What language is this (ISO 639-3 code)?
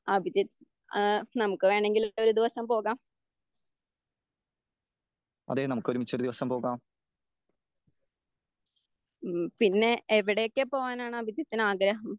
mal